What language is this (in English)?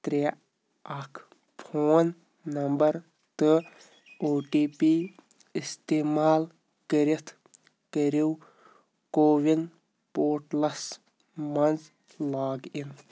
Kashmiri